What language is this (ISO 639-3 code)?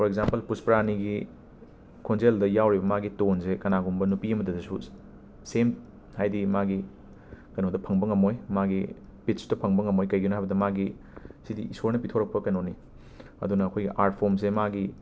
mni